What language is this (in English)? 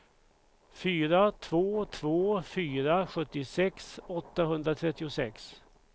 Swedish